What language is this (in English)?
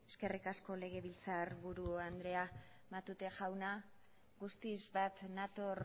Basque